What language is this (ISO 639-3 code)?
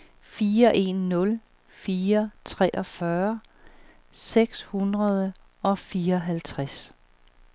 dan